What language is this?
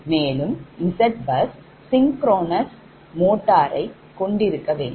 Tamil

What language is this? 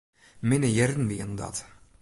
Western Frisian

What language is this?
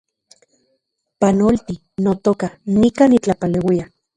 Central Puebla Nahuatl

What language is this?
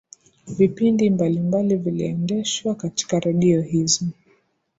Swahili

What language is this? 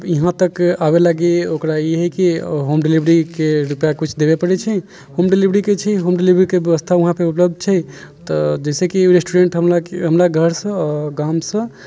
Maithili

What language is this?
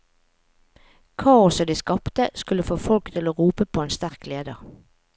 Norwegian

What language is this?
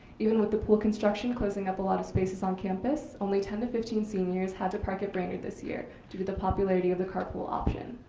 English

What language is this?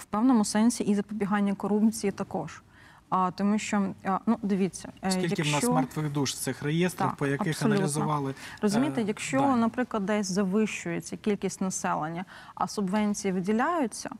Ukrainian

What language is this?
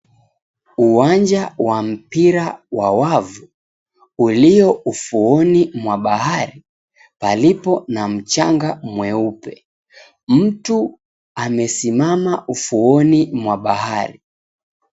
Swahili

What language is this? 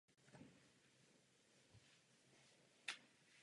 Czech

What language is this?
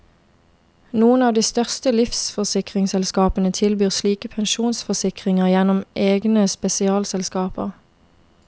Norwegian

